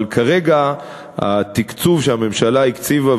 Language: Hebrew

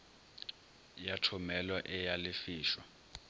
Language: Northern Sotho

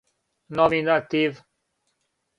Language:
Serbian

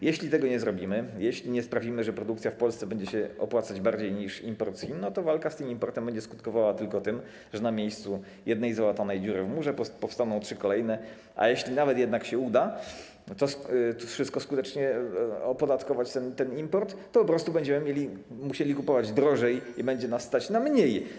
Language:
Polish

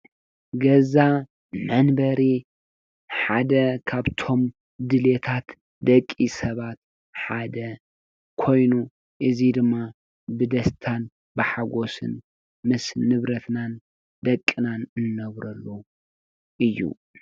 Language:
Tigrinya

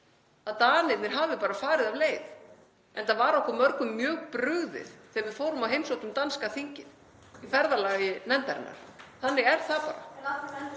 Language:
Icelandic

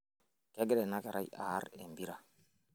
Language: Masai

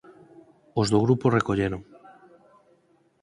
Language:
Galician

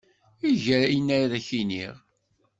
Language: Kabyle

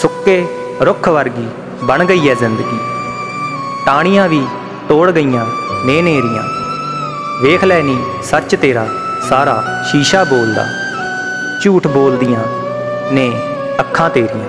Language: Hindi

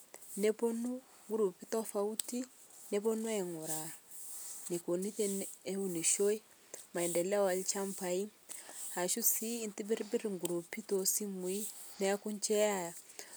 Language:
Masai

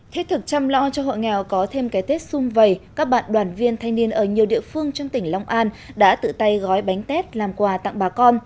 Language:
Vietnamese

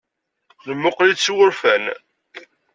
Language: Kabyle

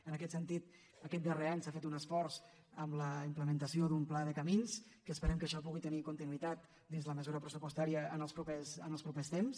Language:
Catalan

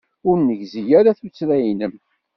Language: Kabyle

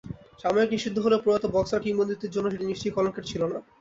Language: Bangla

